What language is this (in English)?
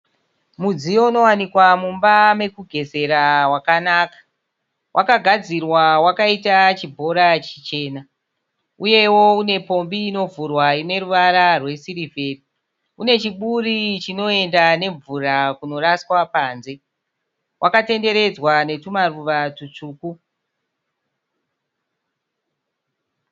Shona